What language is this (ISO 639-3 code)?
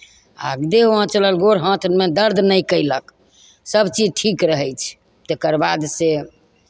mai